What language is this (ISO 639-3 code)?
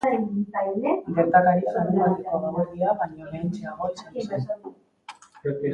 eus